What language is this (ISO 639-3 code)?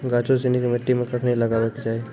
mai